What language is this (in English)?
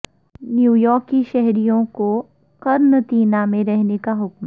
Urdu